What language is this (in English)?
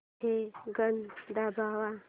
Marathi